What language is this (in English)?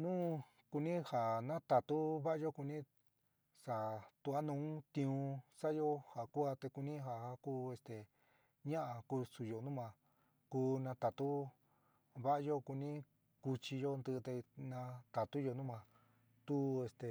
San Miguel El Grande Mixtec